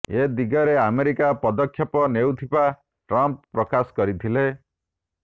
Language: Odia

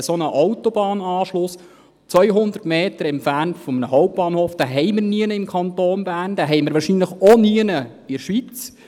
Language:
Swiss German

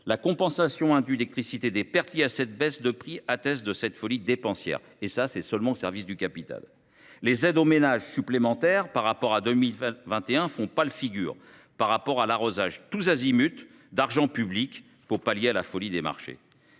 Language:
French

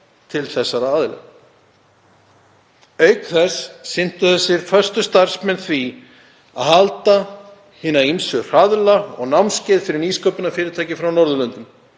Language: Icelandic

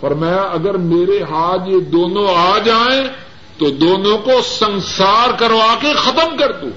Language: Urdu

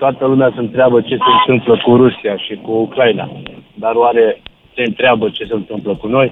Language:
Romanian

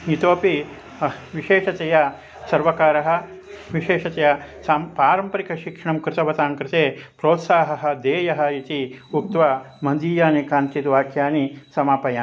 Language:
Sanskrit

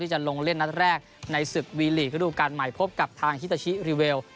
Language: Thai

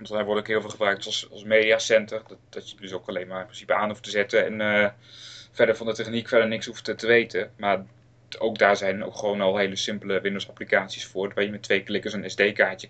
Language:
Dutch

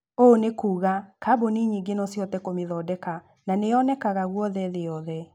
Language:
Kikuyu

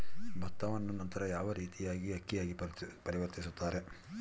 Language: Kannada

